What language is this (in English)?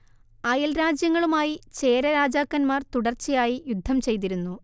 Malayalam